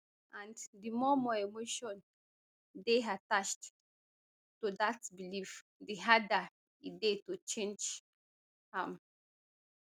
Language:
Nigerian Pidgin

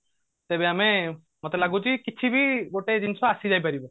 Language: Odia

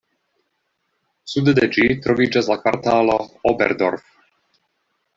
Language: Esperanto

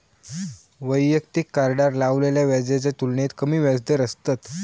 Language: Marathi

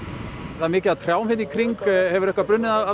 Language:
Icelandic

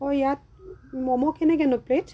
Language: Assamese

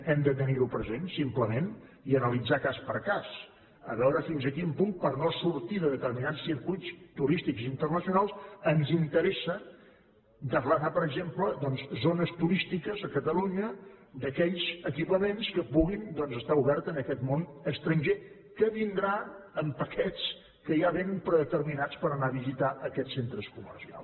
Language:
Catalan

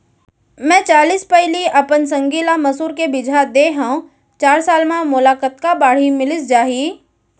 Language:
Chhattisgarhi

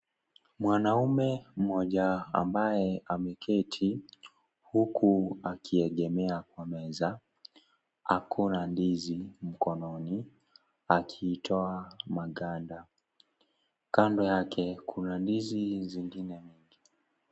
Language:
Swahili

